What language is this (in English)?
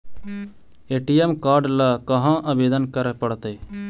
Magahi